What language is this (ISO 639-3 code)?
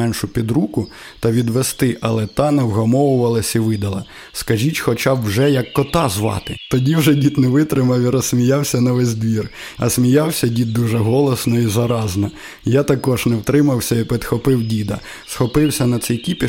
ukr